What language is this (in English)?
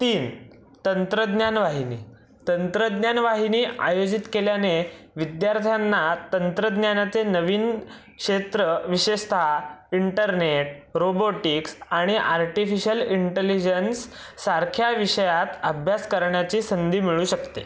Marathi